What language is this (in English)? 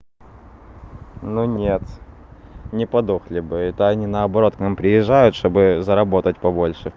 Russian